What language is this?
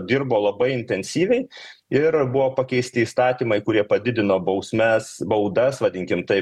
Lithuanian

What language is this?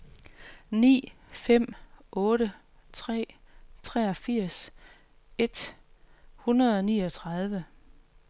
Danish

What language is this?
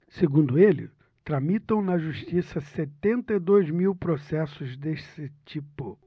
Portuguese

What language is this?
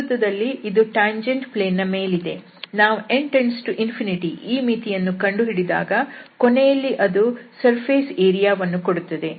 Kannada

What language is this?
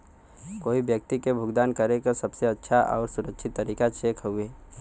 Bhojpuri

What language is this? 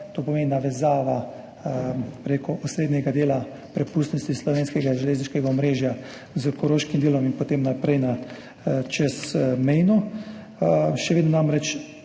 Slovenian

